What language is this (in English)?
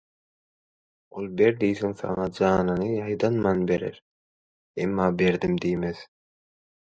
Turkmen